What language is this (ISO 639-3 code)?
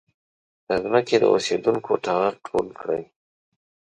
pus